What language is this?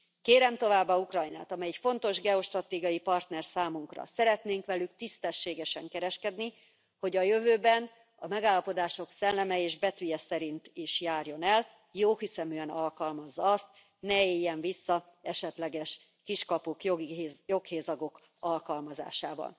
Hungarian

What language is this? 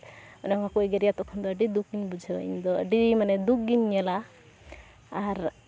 Santali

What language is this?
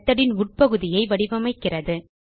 Tamil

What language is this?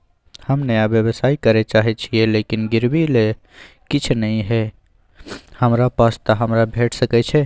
Maithili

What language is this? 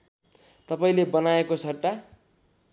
Nepali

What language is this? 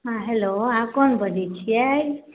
Maithili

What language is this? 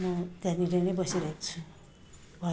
Nepali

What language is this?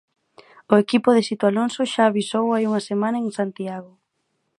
Galician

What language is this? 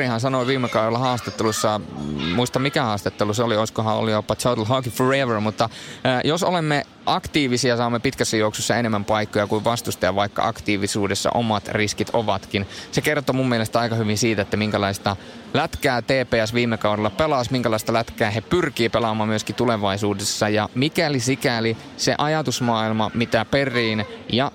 Finnish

